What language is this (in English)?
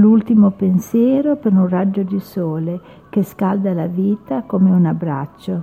Italian